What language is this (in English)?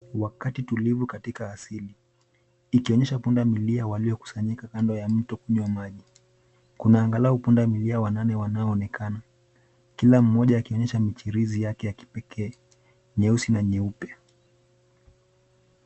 Swahili